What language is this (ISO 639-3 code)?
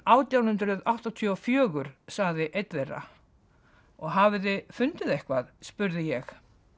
isl